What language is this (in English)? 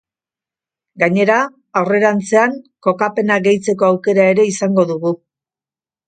Basque